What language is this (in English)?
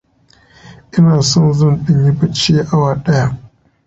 Hausa